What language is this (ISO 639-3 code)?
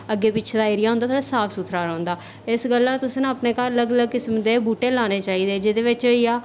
doi